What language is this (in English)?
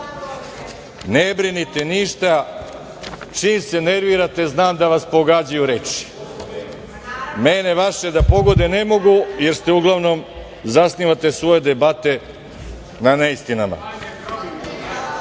Serbian